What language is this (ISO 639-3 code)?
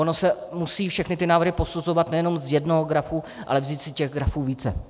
ces